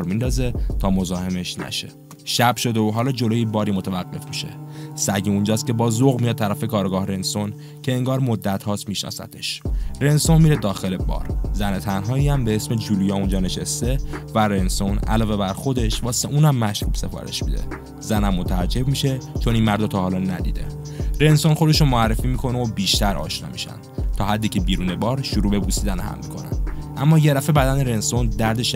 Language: Persian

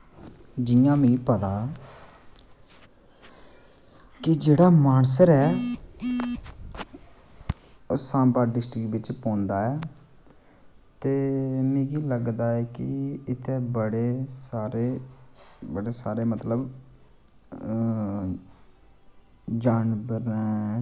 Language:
Dogri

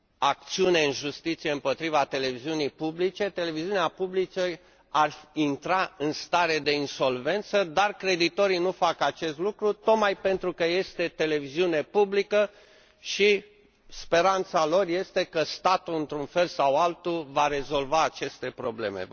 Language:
Romanian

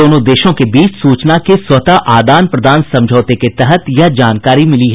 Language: Hindi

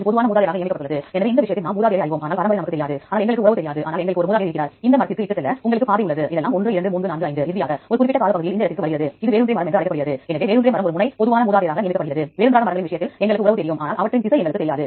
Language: Tamil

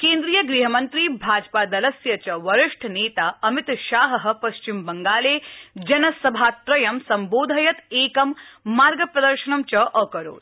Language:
Sanskrit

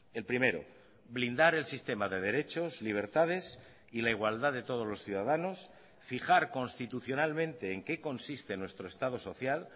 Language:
Spanish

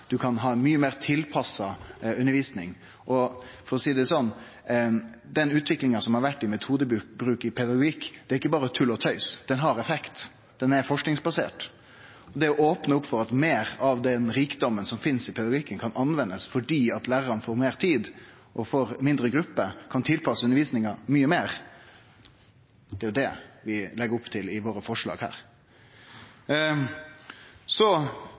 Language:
Norwegian Nynorsk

